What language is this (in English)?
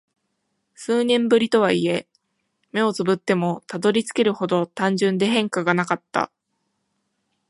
Japanese